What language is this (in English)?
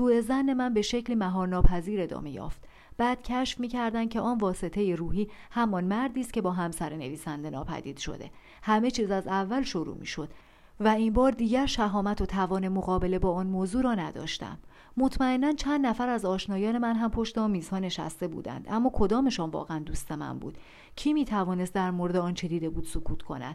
Persian